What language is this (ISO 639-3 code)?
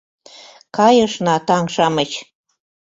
chm